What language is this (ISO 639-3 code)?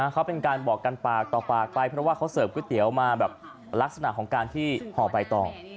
tha